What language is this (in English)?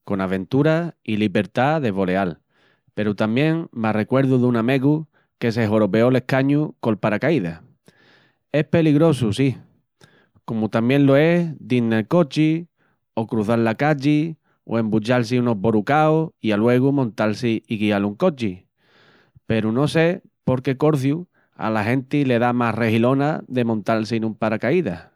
Extremaduran